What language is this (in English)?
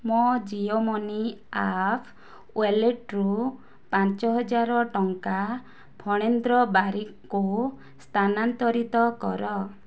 Odia